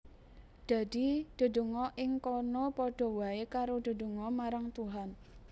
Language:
Javanese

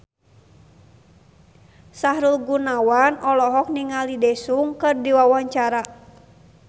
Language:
Sundanese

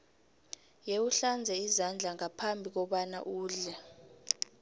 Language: South Ndebele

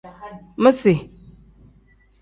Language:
Tem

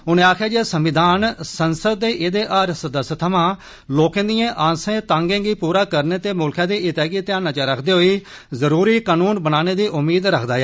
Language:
Dogri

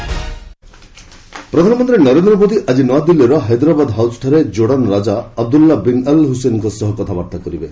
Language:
Odia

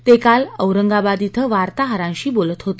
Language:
Marathi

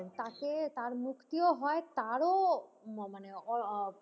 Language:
Bangla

